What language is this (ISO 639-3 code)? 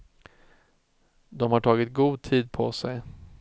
swe